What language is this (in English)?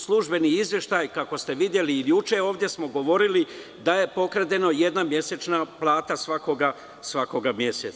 Serbian